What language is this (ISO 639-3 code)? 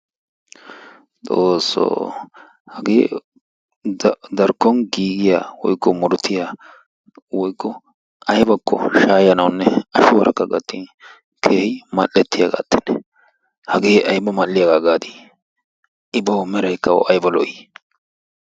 wal